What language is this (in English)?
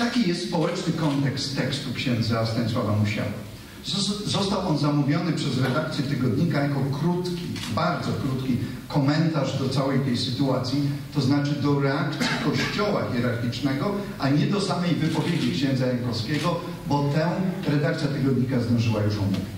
Polish